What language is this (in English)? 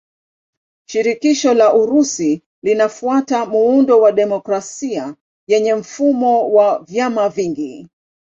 Swahili